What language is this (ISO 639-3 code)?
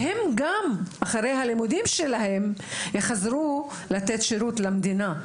heb